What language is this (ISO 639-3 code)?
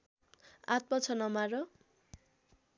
nep